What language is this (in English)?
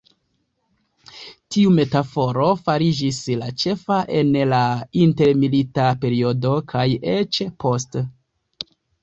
Esperanto